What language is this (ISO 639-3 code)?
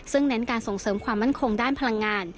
tha